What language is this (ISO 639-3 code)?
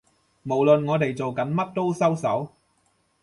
yue